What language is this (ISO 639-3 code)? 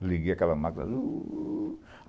por